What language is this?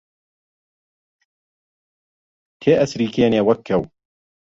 Central Kurdish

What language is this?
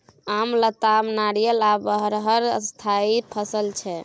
Maithili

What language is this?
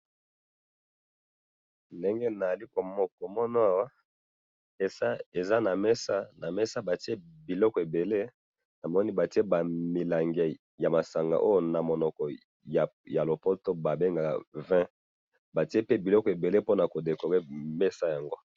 Lingala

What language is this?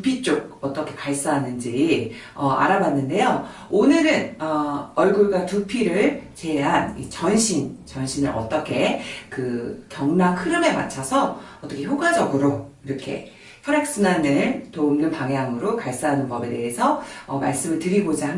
Korean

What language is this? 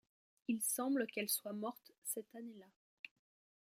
French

